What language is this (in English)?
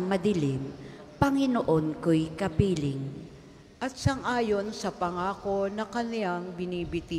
Filipino